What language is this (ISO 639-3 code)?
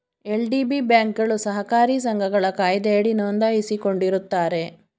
kan